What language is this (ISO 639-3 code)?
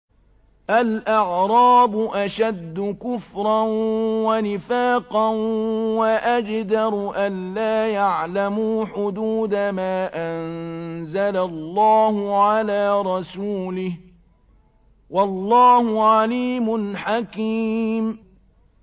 ara